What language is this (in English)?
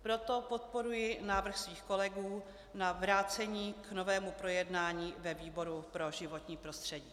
Czech